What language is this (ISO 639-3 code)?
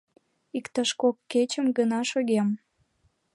chm